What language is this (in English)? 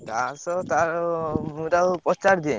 Odia